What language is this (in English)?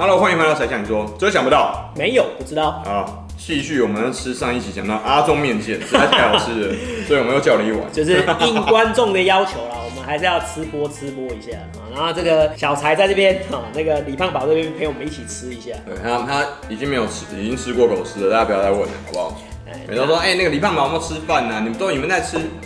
Chinese